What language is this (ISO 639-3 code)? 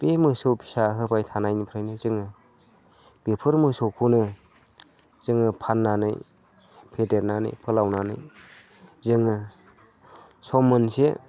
brx